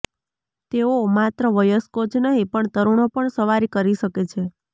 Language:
Gujarati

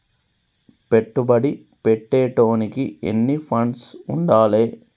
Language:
Telugu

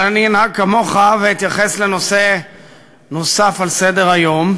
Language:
Hebrew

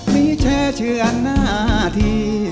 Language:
Thai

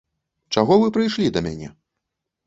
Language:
Belarusian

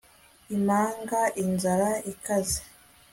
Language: Kinyarwanda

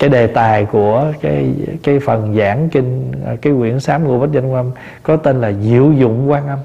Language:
Vietnamese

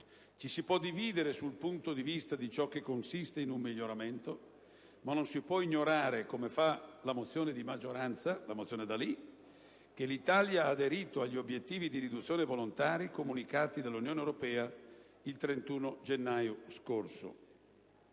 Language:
Italian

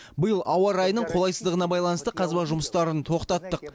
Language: Kazakh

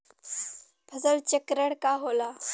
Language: Bhojpuri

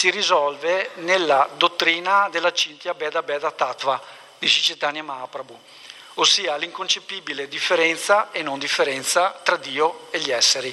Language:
Italian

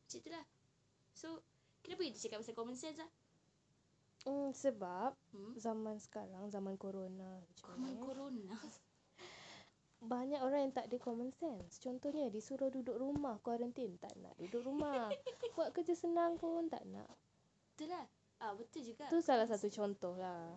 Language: Malay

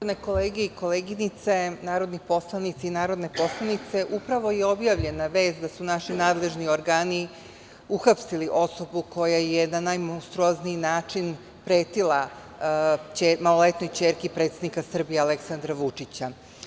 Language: Serbian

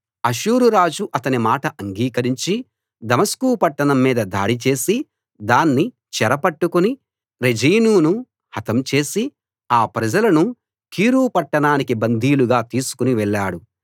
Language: Telugu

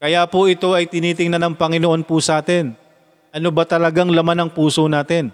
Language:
Filipino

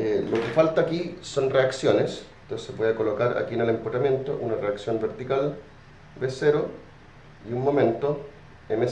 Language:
Spanish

